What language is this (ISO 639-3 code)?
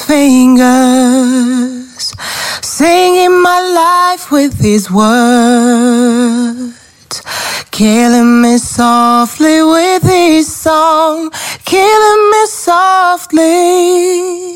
ukr